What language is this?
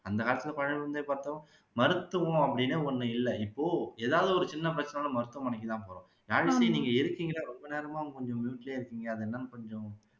Tamil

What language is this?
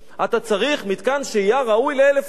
Hebrew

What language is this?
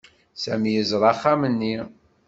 Kabyle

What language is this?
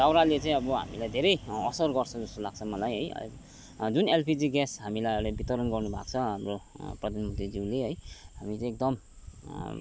Nepali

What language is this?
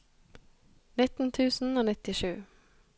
Norwegian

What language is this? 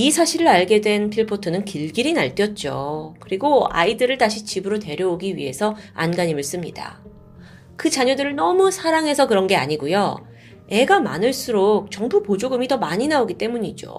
Korean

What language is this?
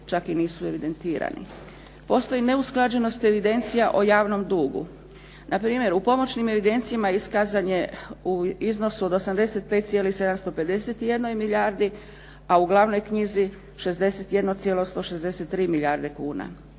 Croatian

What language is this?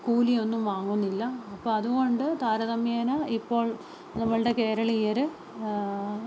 Malayalam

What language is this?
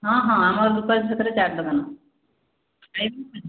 Odia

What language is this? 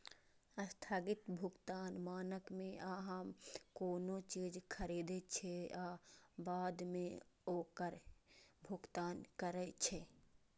Maithili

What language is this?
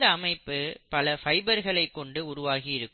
Tamil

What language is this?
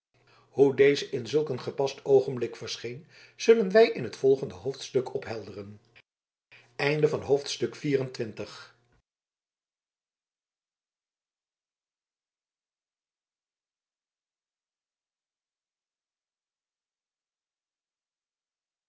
Dutch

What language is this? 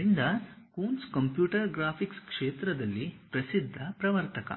Kannada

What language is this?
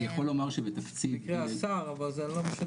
Hebrew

